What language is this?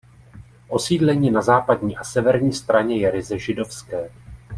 Czech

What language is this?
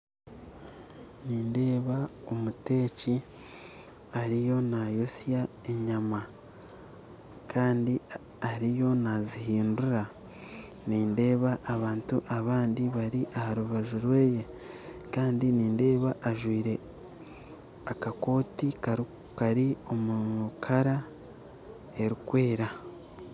Nyankole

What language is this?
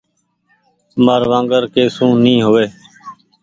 Goaria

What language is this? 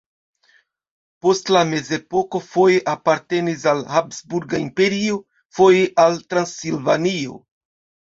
Esperanto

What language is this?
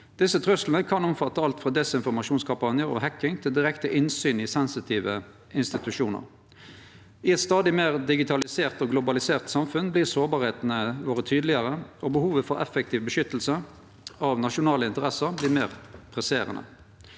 Norwegian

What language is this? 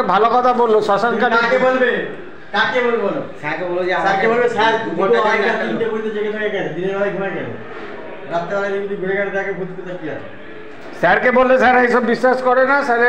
Bangla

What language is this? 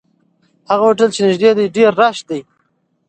Pashto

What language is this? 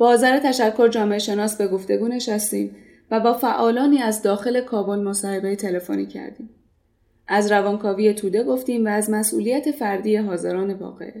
Persian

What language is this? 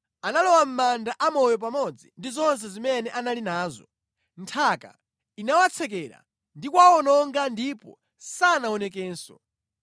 Nyanja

